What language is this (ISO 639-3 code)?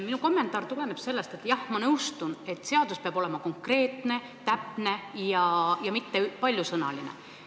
est